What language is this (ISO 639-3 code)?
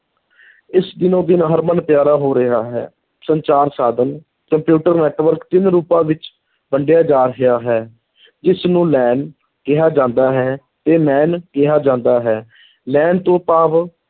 pan